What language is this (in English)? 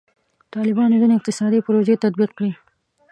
Pashto